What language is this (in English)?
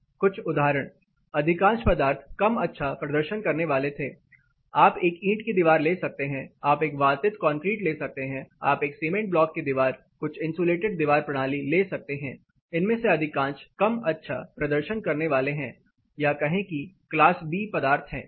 Hindi